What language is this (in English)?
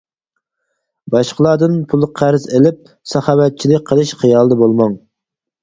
Uyghur